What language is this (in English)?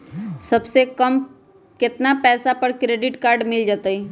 Magahi